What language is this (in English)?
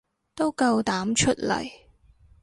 Cantonese